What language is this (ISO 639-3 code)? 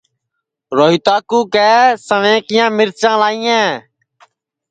ssi